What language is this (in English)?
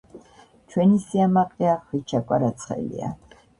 Georgian